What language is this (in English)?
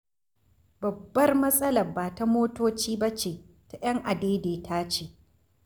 Hausa